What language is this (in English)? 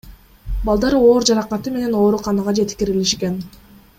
Kyrgyz